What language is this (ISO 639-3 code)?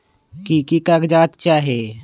mag